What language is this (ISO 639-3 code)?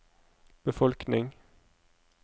nor